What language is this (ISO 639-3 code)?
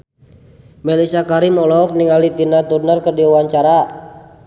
sun